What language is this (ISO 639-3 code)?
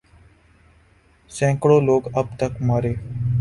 urd